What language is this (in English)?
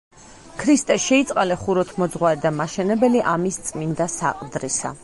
Georgian